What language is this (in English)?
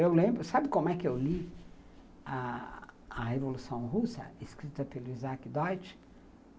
Portuguese